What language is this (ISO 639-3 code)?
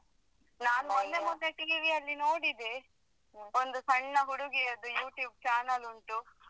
kan